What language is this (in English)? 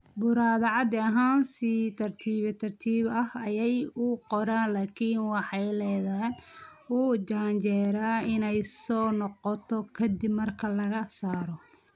Somali